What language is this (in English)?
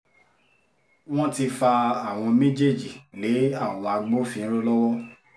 Yoruba